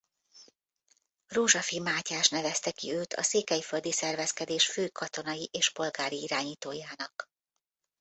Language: Hungarian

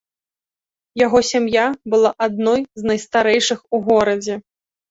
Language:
Belarusian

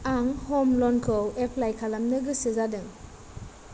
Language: Bodo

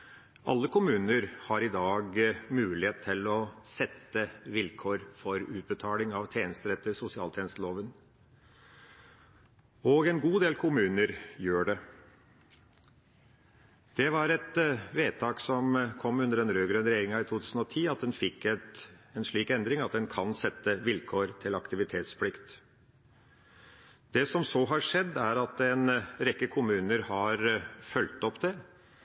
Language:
Norwegian Bokmål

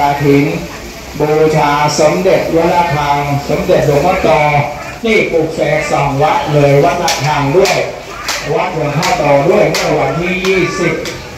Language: Thai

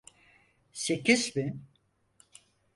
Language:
Turkish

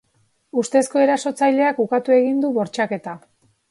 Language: Basque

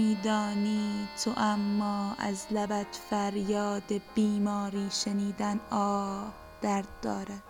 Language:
Persian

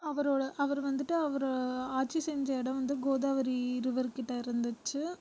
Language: Tamil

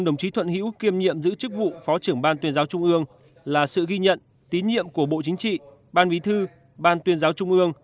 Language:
Vietnamese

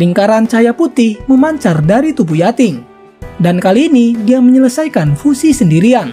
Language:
Indonesian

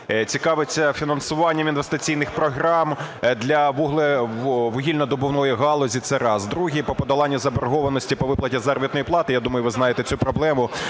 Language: Ukrainian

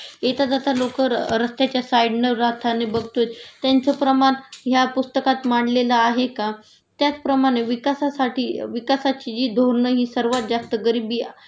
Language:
Marathi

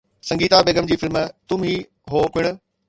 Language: Sindhi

